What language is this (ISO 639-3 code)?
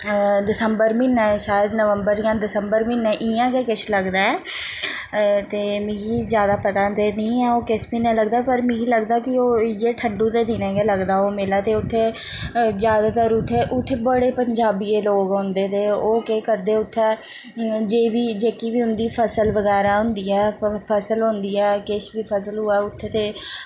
doi